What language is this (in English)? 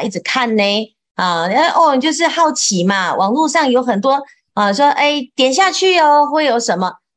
Chinese